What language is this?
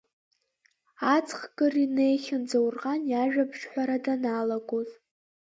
Abkhazian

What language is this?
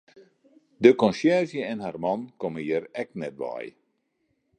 Western Frisian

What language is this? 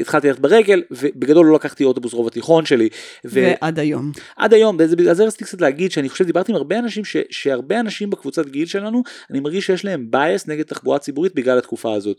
Hebrew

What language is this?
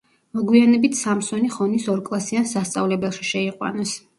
Georgian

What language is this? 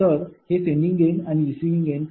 Marathi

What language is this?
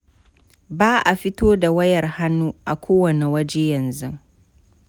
Hausa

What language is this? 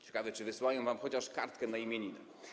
Polish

